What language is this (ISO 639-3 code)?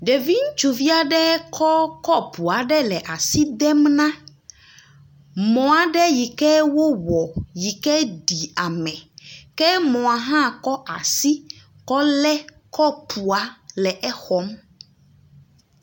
ewe